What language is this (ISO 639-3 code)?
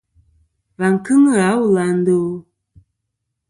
bkm